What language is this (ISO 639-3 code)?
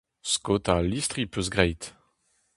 bre